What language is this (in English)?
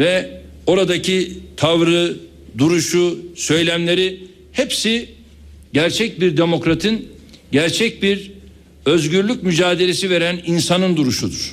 Turkish